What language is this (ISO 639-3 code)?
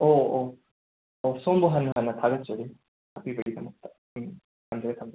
mni